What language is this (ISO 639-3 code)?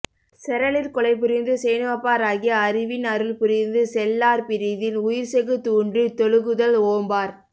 tam